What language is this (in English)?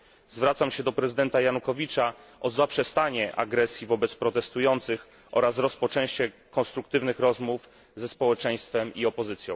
Polish